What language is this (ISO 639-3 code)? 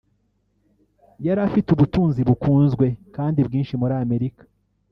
kin